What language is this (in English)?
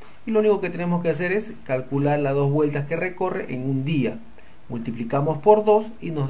Spanish